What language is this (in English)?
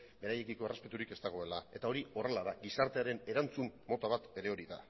Basque